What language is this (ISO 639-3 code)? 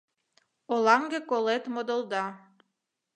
chm